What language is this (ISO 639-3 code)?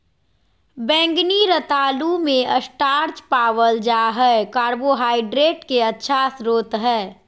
mag